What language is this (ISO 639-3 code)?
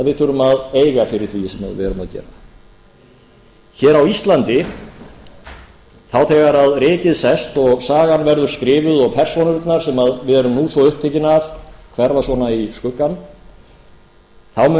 isl